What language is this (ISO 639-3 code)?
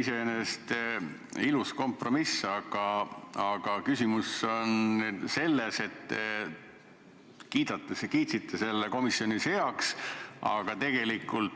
est